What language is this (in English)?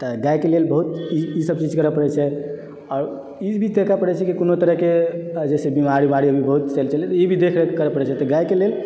Maithili